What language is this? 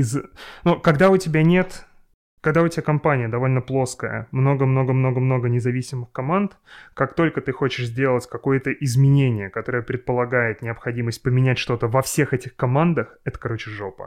Russian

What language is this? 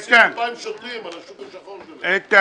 Hebrew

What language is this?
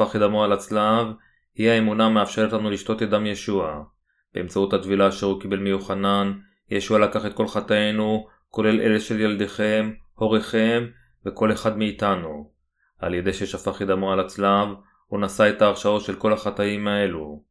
Hebrew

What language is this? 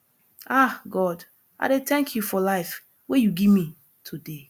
Nigerian Pidgin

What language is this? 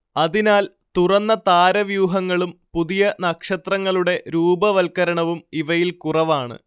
Malayalam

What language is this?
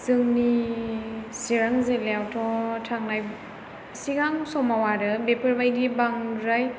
Bodo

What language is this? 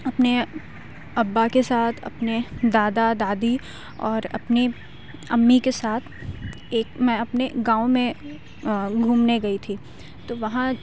Urdu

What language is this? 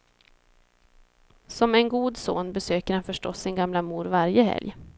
Swedish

